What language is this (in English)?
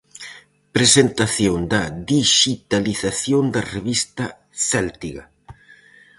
Galician